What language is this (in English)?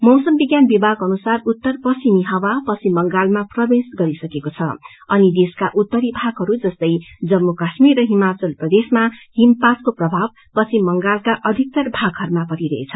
Nepali